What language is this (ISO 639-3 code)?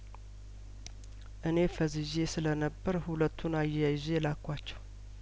amh